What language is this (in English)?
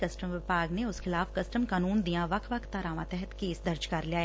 Punjabi